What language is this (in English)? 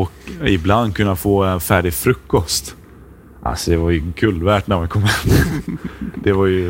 Swedish